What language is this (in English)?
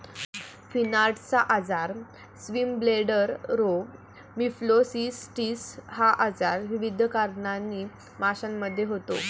Marathi